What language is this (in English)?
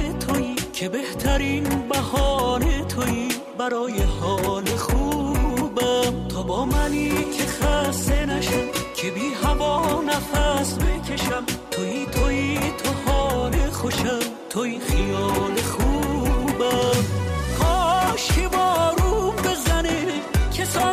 Persian